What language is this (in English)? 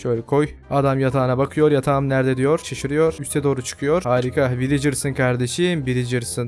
Turkish